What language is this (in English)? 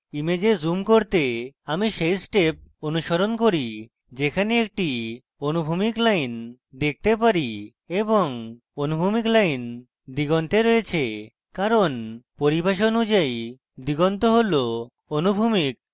Bangla